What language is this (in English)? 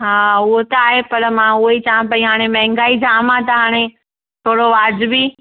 Sindhi